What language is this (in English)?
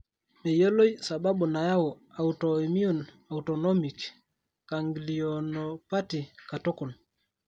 Masai